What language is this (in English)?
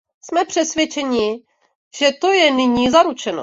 Czech